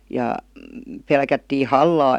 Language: Finnish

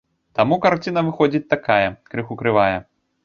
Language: Belarusian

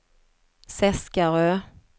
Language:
Swedish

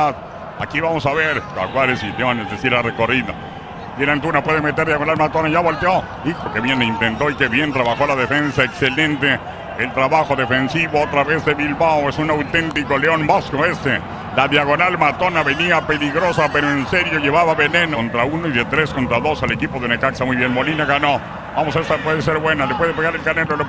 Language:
Spanish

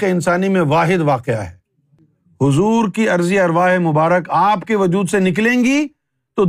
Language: Urdu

